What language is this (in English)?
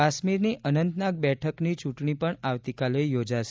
Gujarati